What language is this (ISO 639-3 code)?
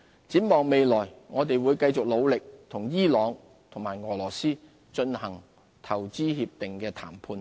yue